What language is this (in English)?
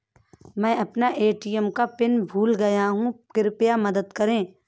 Hindi